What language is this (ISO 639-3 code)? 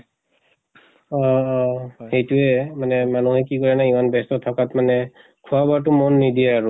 asm